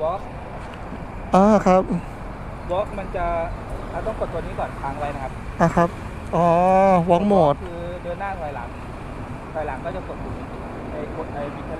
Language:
Thai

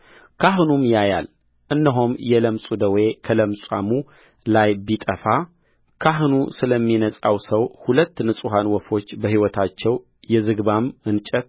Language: Amharic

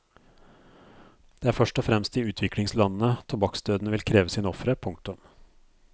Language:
Norwegian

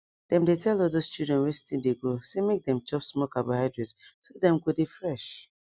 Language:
Nigerian Pidgin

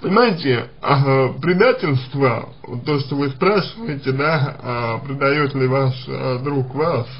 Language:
Russian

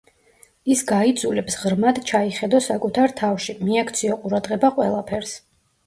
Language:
Georgian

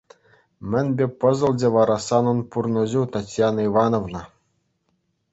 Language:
Chuvash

